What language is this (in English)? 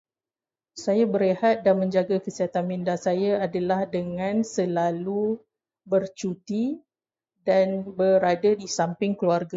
Malay